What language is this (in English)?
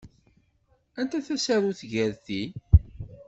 Kabyle